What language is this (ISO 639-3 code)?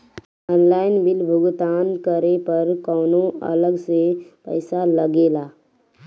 bho